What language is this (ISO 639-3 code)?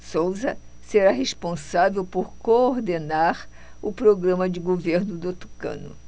por